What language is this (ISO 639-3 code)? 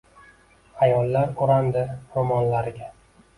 uzb